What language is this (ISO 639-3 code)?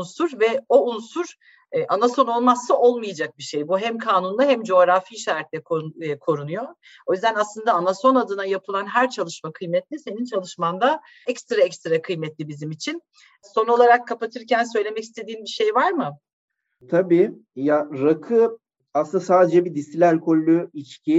tur